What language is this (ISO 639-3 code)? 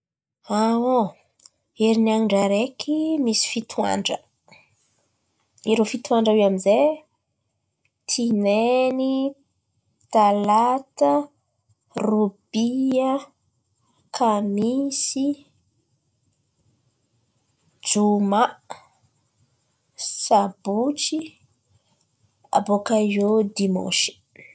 xmv